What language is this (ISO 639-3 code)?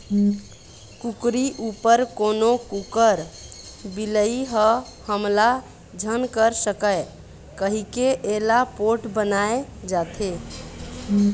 hne